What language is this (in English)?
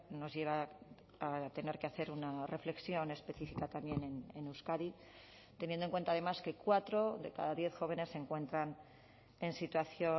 Spanish